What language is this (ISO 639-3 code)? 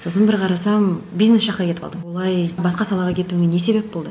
kaz